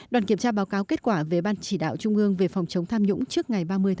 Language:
Vietnamese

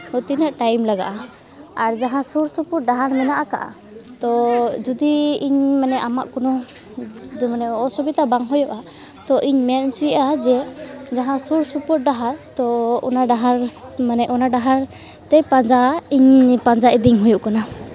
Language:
Santali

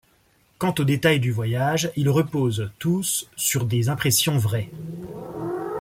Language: French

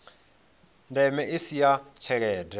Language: Venda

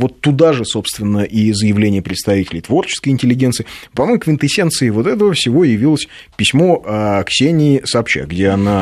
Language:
Russian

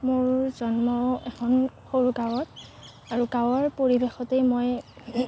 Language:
Assamese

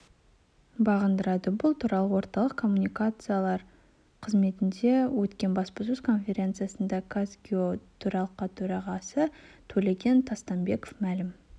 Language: Kazakh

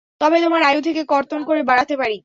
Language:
Bangla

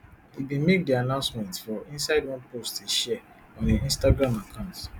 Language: Nigerian Pidgin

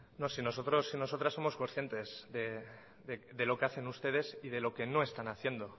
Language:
Spanish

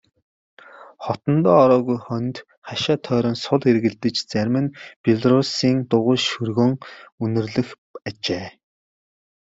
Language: Mongolian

